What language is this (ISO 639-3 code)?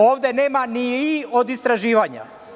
srp